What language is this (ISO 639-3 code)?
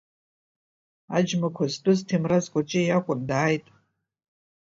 abk